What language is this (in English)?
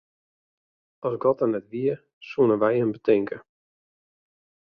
Western Frisian